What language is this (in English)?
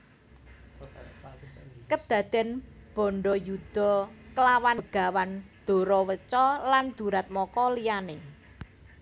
Javanese